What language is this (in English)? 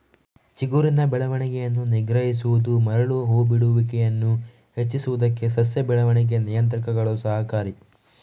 Kannada